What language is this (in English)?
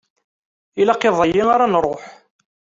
Kabyle